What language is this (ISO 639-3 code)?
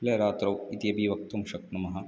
san